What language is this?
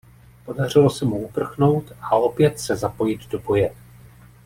Czech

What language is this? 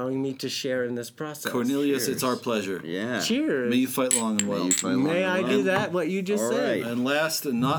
English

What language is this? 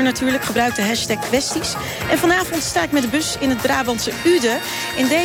Dutch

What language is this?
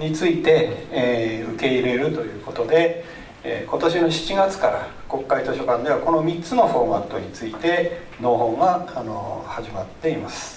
Japanese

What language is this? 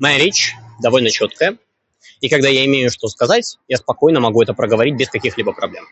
Russian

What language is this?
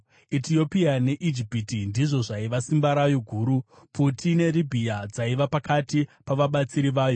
Shona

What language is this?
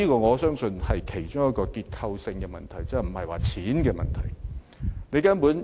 Cantonese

